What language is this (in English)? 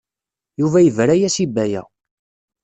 Kabyle